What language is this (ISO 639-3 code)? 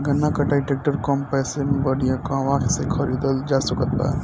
bho